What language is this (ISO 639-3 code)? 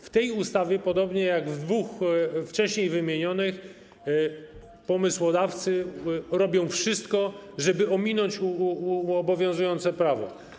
pol